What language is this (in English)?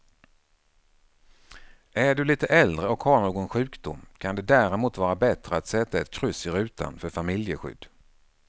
Swedish